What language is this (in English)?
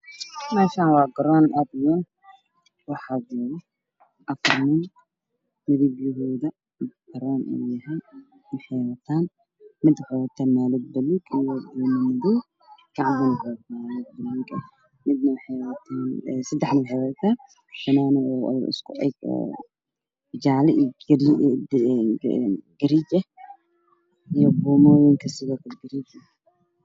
Somali